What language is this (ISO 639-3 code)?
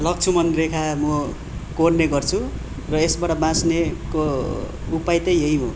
nep